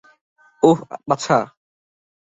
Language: Bangla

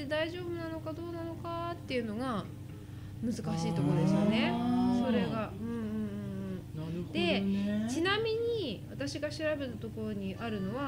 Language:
Japanese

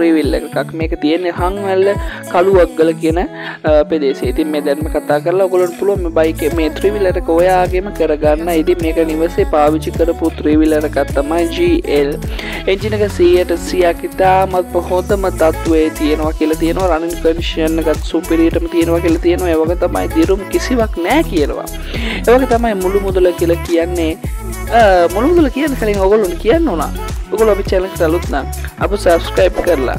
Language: Indonesian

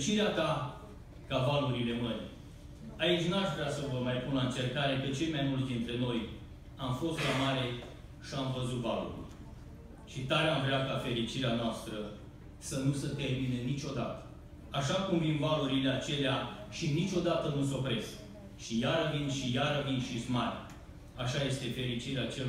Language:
Romanian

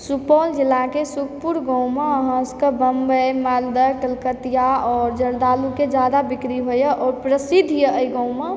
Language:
Maithili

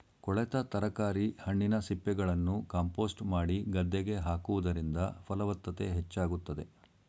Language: Kannada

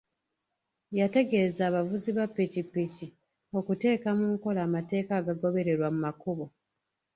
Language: Ganda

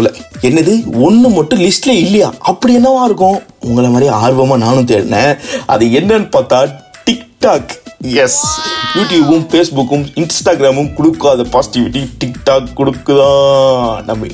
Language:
Tamil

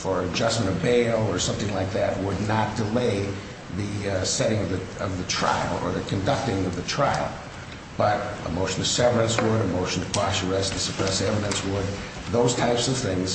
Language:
English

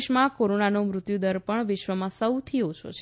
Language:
Gujarati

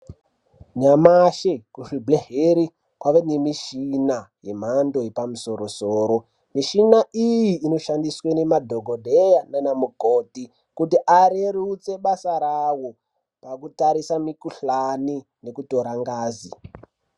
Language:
Ndau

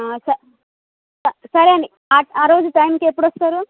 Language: Telugu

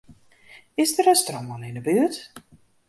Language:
Western Frisian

